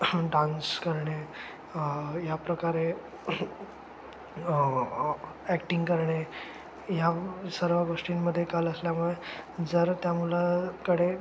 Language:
Marathi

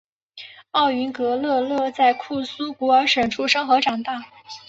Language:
Chinese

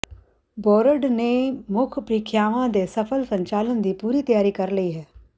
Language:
Punjabi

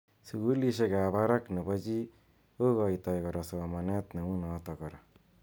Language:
Kalenjin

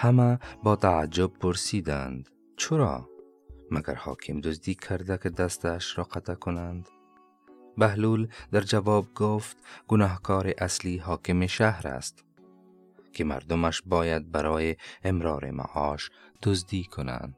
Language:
Persian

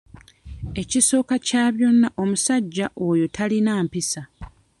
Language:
Ganda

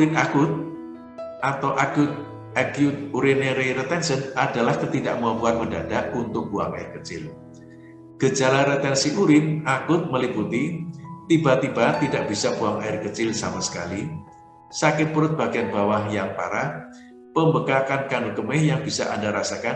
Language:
Indonesian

